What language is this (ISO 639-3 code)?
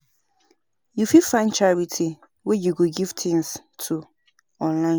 pcm